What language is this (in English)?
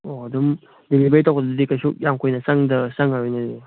Manipuri